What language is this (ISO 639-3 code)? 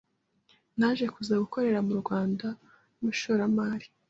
kin